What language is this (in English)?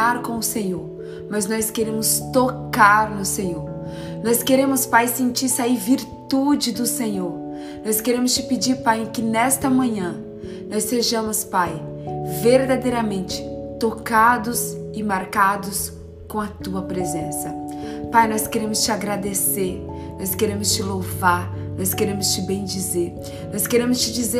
Portuguese